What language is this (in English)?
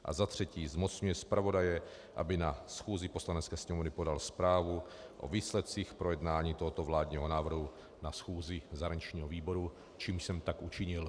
Czech